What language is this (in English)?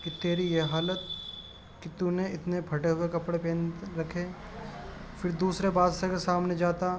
Urdu